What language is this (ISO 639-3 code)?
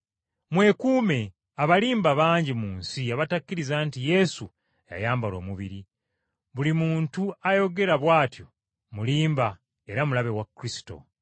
lug